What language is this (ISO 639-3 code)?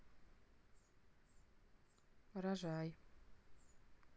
rus